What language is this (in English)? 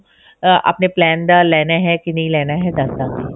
Punjabi